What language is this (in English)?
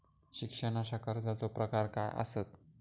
Marathi